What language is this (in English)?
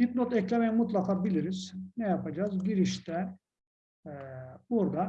Turkish